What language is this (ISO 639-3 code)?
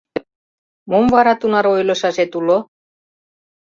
chm